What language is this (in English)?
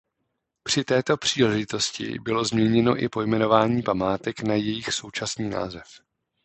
Czech